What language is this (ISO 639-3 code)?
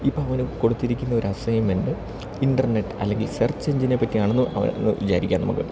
mal